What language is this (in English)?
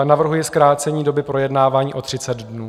Czech